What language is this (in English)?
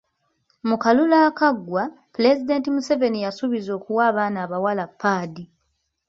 Ganda